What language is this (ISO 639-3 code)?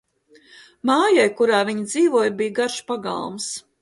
lav